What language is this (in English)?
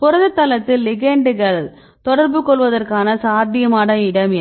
Tamil